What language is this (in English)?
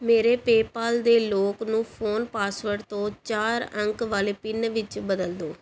Punjabi